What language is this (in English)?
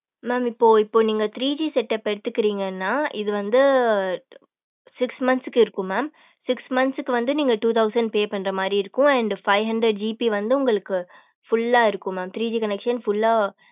Tamil